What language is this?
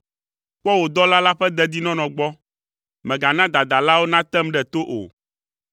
Ewe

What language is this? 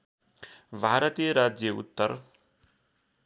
Nepali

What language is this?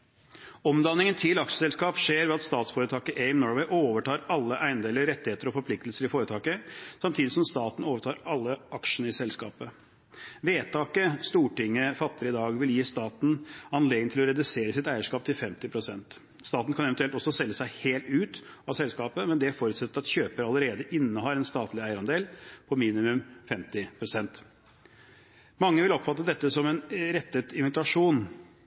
Norwegian Bokmål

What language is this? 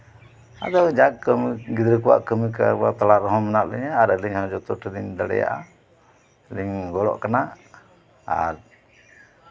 Santali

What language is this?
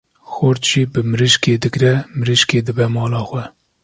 Kurdish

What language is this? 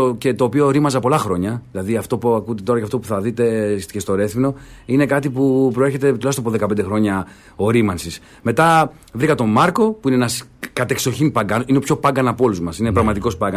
Greek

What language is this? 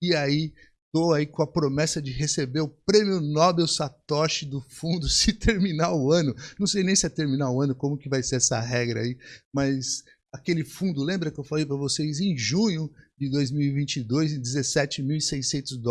Portuguese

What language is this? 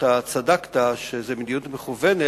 Hebrew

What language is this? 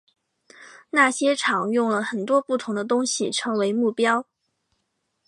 Chinese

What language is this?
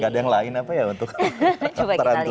Indonesian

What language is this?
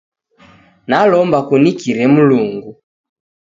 Taita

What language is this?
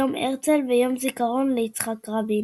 Hebrew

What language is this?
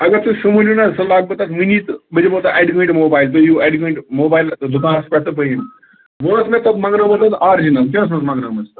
Kashmiri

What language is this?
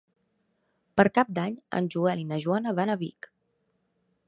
Catalan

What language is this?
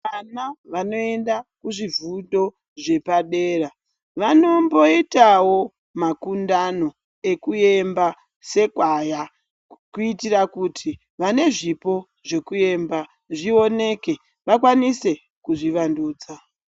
Ndau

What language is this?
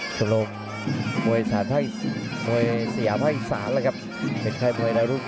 Thai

